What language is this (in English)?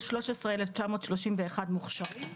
Hebrew